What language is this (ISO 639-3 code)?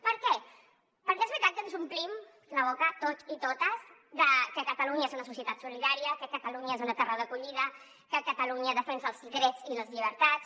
cat